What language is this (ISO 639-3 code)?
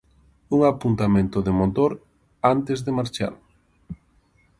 glg